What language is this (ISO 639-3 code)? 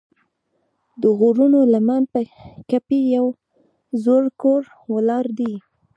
pus